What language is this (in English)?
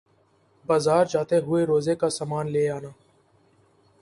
Urdu